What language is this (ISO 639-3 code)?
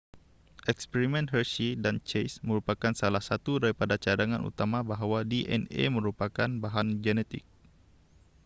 msa